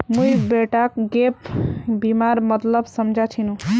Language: Magahi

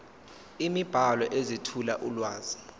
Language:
Zulu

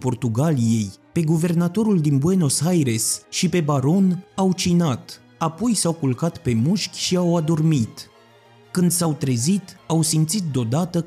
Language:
Romanian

